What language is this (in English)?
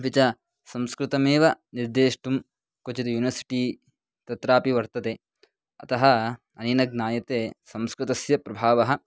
Sanskrit